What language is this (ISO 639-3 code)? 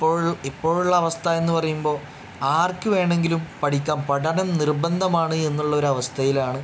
mal